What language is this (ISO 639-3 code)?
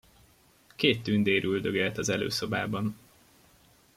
hun